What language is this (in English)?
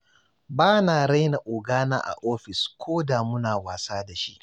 Hausa